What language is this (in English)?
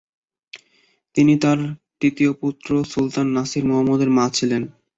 Bangla